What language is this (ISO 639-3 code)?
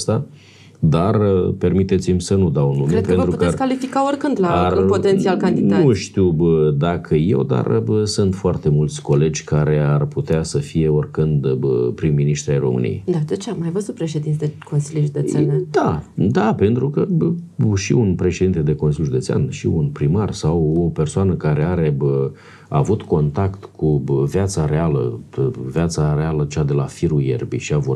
ron